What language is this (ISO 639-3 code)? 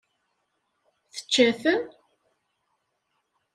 kab